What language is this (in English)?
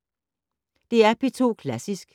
Danish